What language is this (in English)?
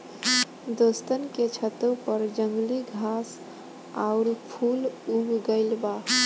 Bhojpuri